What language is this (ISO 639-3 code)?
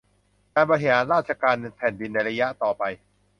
tha